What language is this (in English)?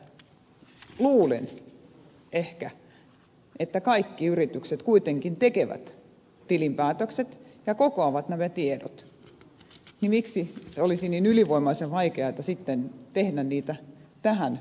Finnish